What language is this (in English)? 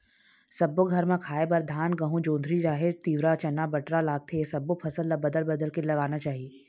Chhattisgarhi